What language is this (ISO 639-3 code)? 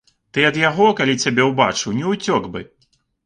bel